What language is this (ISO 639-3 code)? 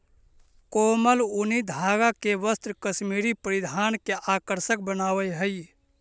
mag